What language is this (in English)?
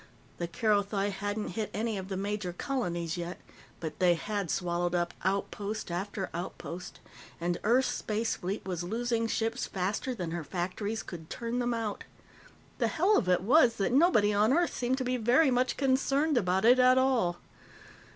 English